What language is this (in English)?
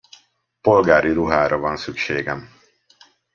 Hungarian